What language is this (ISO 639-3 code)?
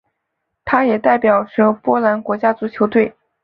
zho